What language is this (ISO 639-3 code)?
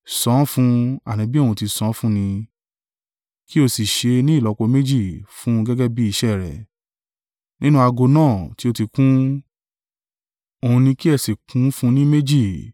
yor